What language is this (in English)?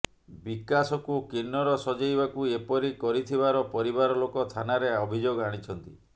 Odia